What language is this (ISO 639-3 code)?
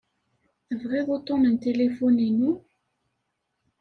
kab